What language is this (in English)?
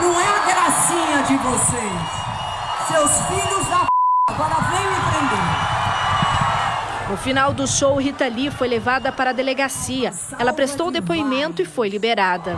Portuguese